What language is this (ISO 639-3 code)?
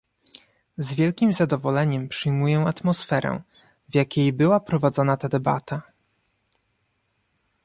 pol